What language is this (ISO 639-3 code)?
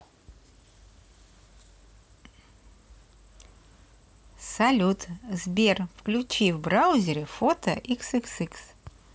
rus